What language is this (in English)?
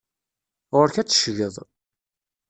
Kabyle